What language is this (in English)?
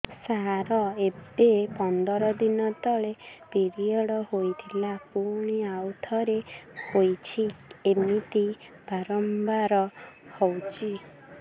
Odia